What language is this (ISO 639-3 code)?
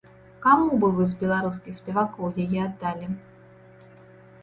bel